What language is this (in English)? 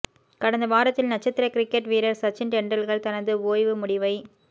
Tamil